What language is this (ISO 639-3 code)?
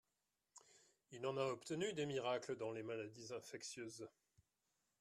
fra